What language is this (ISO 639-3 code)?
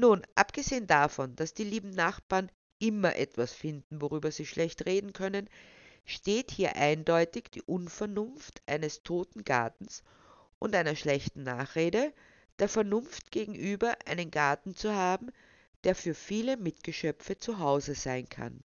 deu